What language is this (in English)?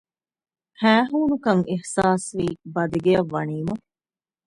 Divehi